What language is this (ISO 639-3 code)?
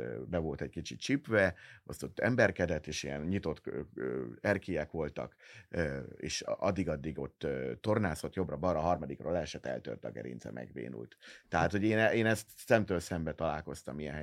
hun